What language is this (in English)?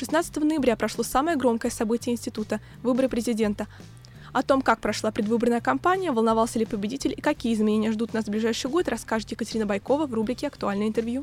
Russian